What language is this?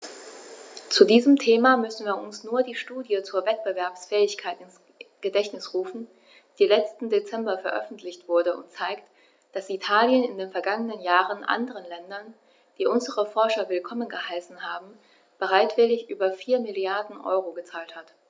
German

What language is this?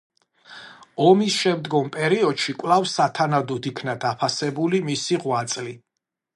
Georgian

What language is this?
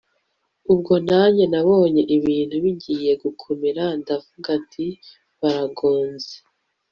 Kinyarwanda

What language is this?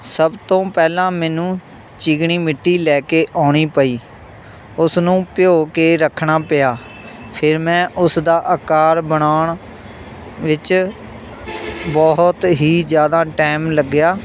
Punjabi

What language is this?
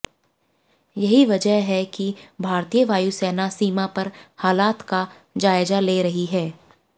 Hindi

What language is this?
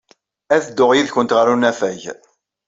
Kabyle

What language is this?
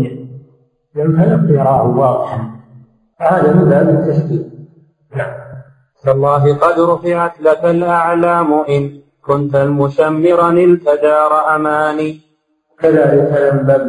Arabic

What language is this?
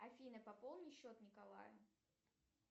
Russian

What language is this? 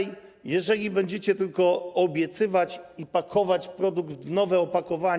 Polish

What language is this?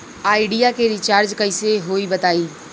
Bhojpuri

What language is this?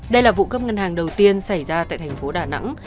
Vietnamese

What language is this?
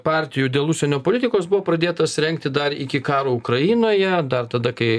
Lithuanian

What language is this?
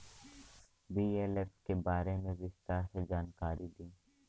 Bhojpuri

